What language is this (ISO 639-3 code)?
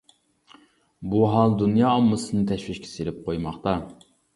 uig